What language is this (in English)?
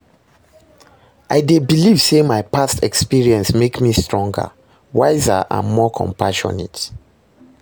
Nigerian Pidgin